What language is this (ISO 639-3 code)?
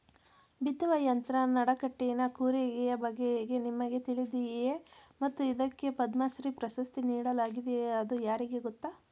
kan